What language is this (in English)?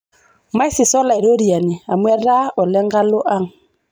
Masai